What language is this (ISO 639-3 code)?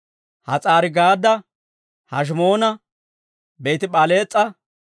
dwr